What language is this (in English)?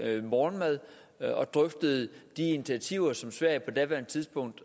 Danish